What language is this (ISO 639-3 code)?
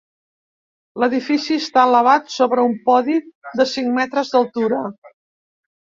cat